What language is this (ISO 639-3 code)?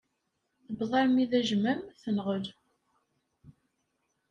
kab